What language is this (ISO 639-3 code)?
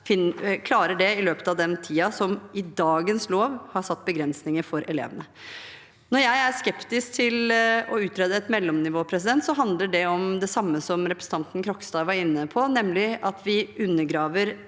nor